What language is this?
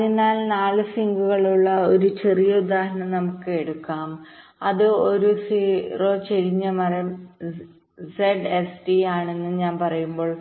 Malayalam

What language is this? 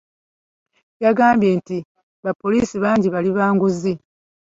Ganda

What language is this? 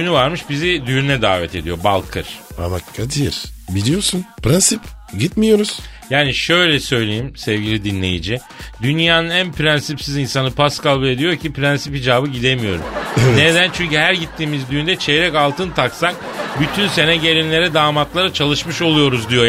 Turkish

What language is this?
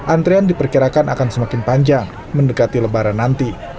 Indonesian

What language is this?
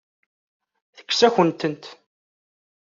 Kabyle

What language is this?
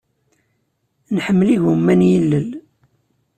Kabyle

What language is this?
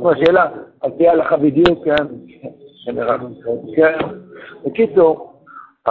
Hebrew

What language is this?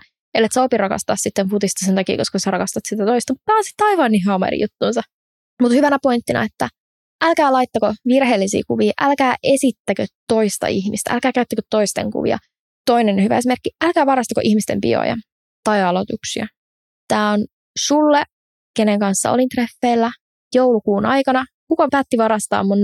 Finnish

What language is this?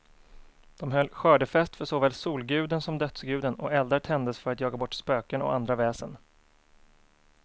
Swedish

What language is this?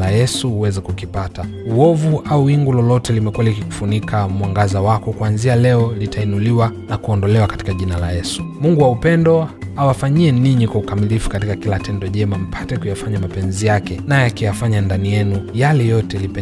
Swahili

